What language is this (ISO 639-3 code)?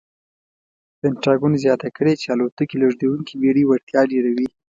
pus